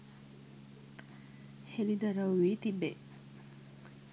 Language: Sinhala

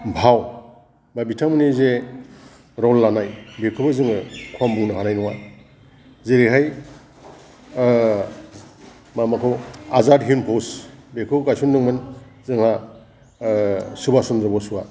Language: Bodo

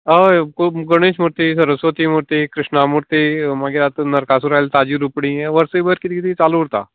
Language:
Konkani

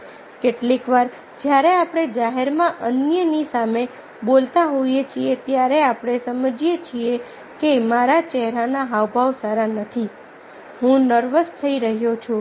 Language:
Gujarati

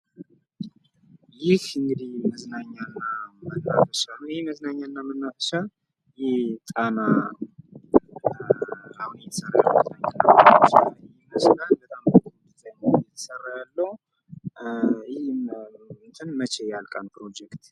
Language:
Amharic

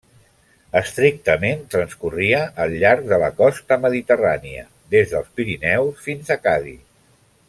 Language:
Catalan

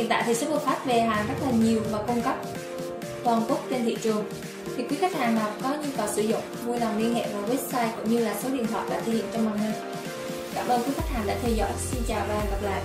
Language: Vietnamese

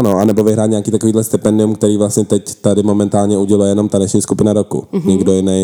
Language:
Czech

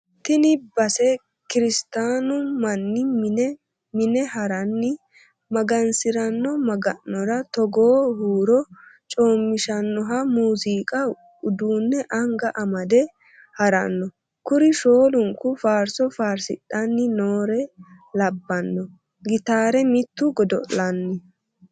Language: Sidamo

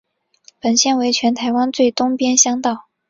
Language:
Chinese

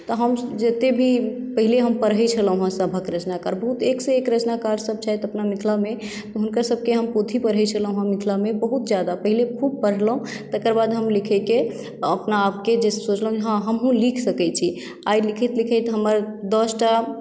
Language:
Maithili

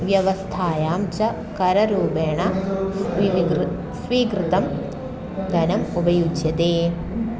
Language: Sanskrit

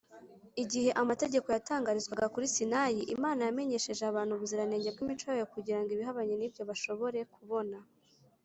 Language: Kinyarwanda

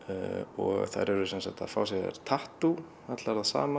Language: Icelandic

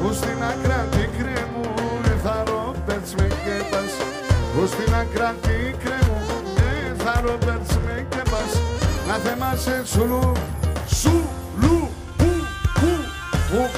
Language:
Greek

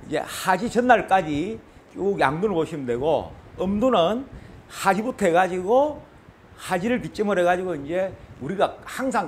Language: Korean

